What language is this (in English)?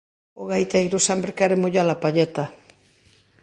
Galician